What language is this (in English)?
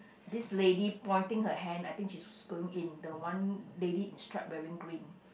English